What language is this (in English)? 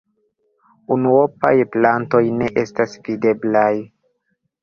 Esperanto